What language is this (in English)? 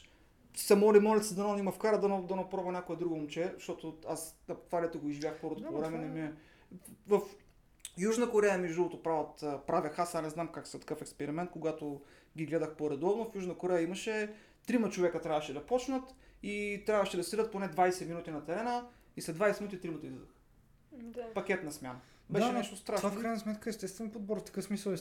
Bulgarian